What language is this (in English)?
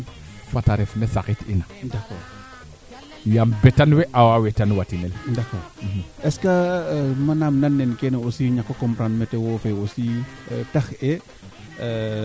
Serer